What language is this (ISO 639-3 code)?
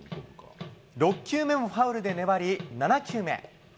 jpn